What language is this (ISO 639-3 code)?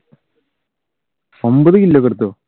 mal